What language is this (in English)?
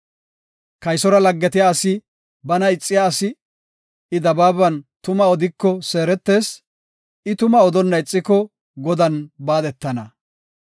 Gofa